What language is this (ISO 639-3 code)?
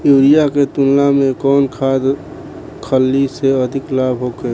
bho